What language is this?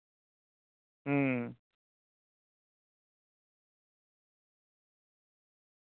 Santali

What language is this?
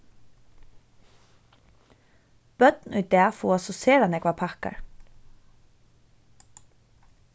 Faroese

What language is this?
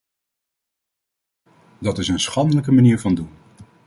Dutch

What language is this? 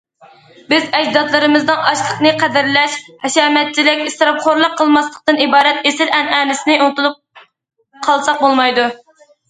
Uyghur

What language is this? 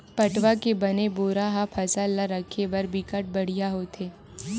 Chhattisgarhi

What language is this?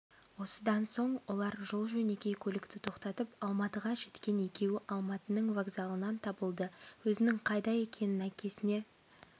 Kazakh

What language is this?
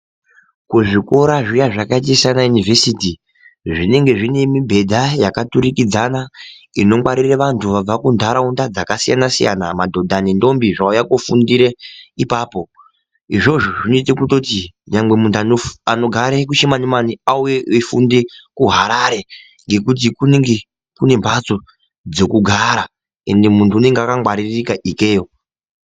Ndau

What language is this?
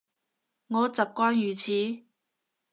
Cantonese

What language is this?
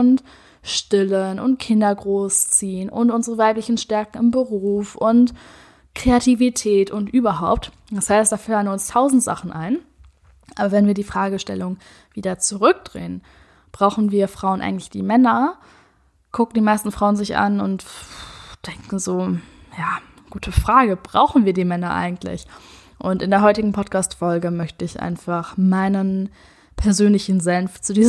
German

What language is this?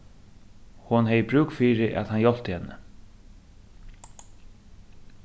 Faroese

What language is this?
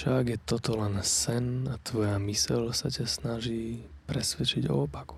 Slovak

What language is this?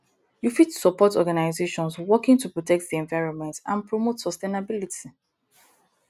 Nigerian Pidgin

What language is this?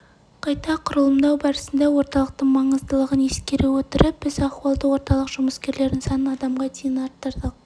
Kazakh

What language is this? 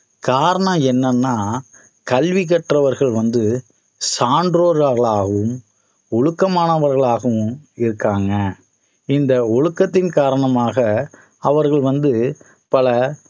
Tamil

